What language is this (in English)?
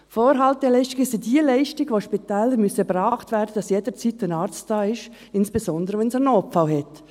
Swiss German